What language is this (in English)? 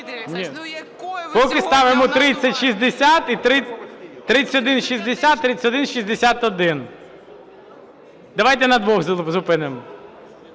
Ukrainian